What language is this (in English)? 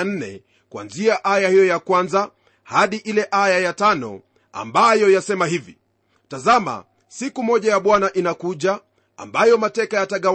Swahili